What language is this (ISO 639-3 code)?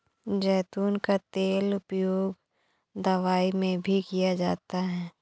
hin